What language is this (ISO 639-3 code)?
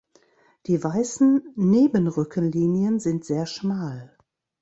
deu